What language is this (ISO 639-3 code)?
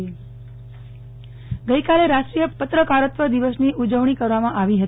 guj